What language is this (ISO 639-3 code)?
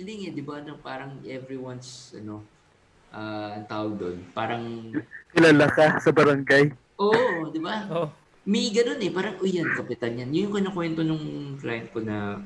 fil